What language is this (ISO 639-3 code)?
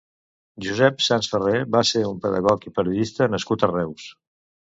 cat